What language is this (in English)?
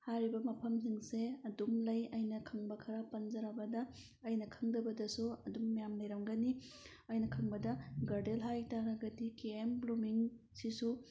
Manipuri